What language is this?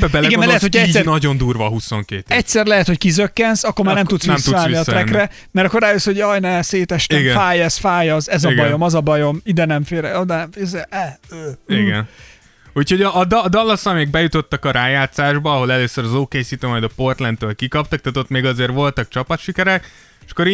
Hungarian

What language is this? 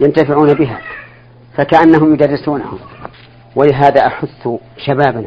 Arabic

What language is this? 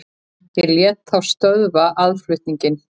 Icelandic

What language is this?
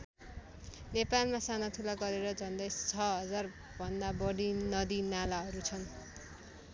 Nepali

